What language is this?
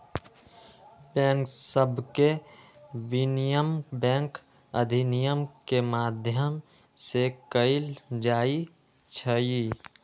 Magahi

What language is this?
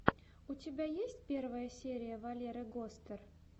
Russian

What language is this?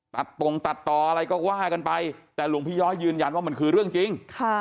Thai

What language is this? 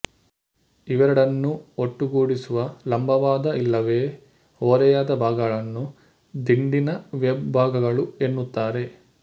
Kannada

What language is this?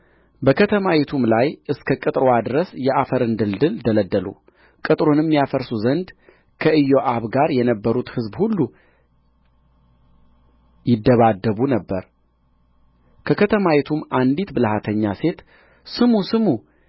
Amharic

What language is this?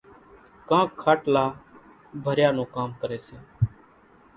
Kachi Koli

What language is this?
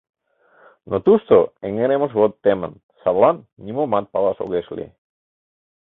Mari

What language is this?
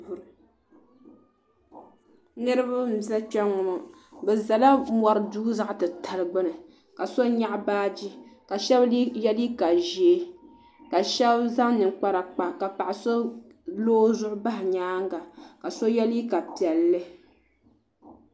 Dagbani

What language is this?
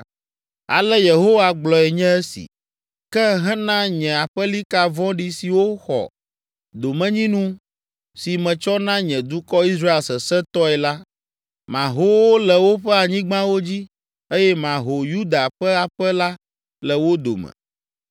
Ewe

